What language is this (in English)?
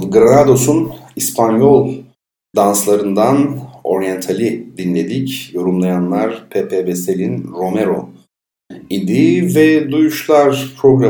Turkish